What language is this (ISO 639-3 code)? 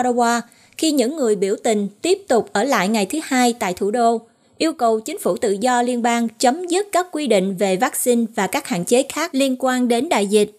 vie